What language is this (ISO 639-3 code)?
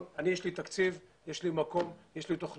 heb